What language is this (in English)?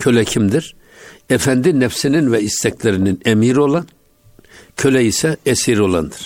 Turkish